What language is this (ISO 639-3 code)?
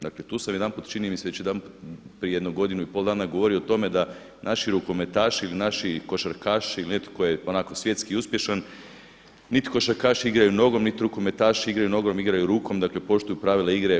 hrv